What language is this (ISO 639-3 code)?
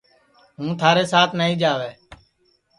ssi